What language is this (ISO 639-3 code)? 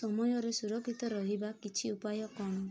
ori